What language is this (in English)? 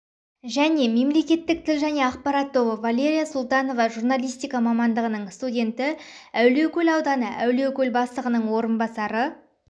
Kazakh